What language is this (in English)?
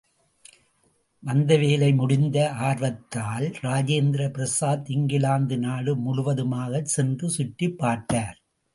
Tamil